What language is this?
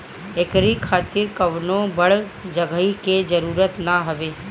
Bhojpuri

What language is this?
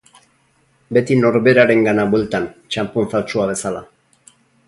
Basque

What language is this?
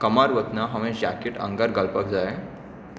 Konkani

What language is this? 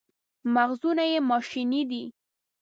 Pashto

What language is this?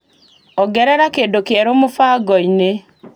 Kikuyu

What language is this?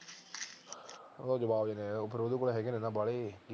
Punjabi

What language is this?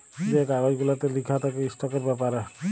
Bangla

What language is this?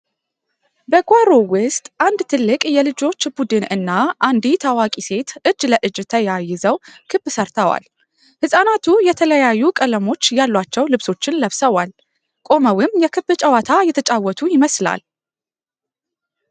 Amharic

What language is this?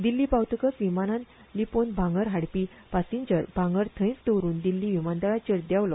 Konkani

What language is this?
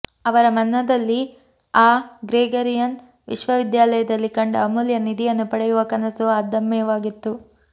Kannada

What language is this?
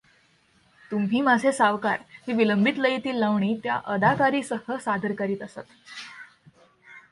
Marathi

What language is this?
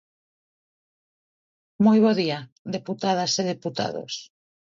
Galician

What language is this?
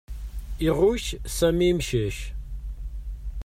Kabyle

